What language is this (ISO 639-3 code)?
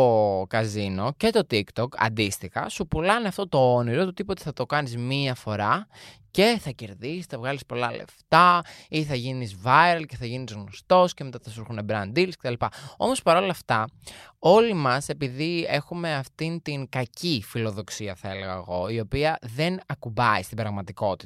ell